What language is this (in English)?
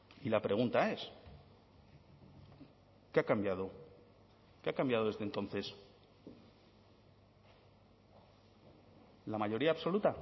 Spanish